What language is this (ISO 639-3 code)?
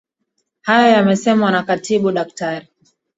swa